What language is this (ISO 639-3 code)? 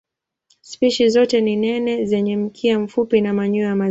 swa